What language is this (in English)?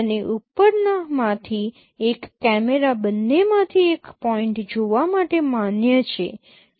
Gujarati